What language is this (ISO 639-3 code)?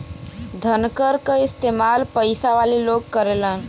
bho